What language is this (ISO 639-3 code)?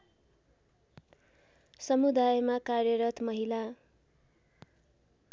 nep